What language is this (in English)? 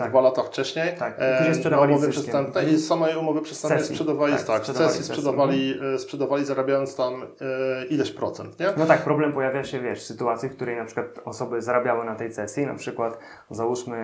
Polish